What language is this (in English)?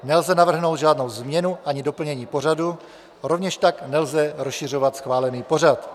Czech